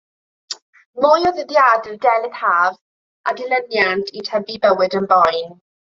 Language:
Welsh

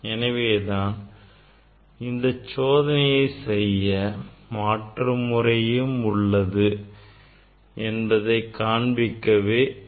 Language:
Tamil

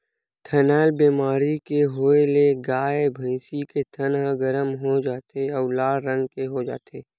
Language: Chhattisgarhi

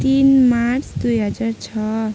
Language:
Nepali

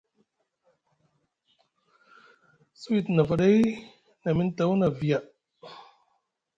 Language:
Musgu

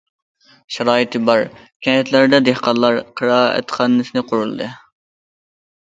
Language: Uyghur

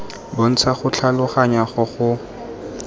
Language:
Tswana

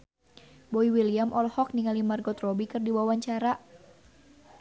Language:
Sundanese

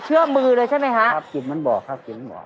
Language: Thai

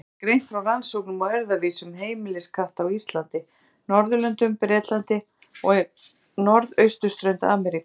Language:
Icelandic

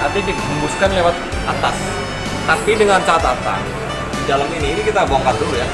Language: Indonesian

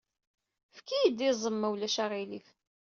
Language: Kabyle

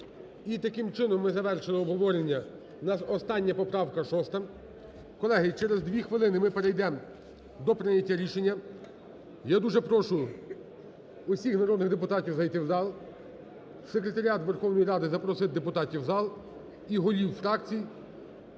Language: Ukrainian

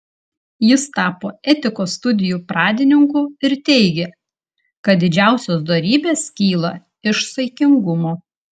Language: Lithuanian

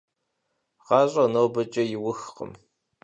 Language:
Kabardian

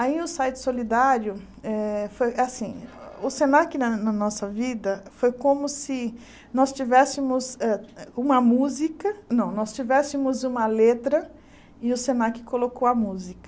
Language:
Portuguese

